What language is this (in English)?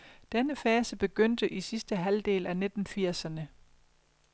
Danish